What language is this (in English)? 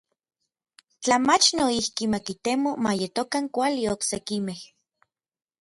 Orizaba Nahuatl